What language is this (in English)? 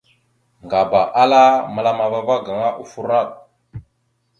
Mada (Cameroon)